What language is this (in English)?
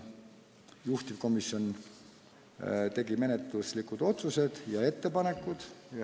Estonian